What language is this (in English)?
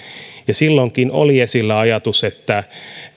Finnish